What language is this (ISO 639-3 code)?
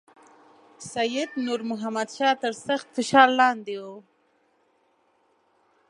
pus